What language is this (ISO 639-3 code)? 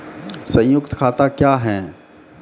mai